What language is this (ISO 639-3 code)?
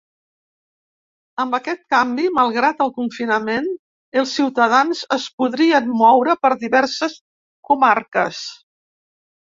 cat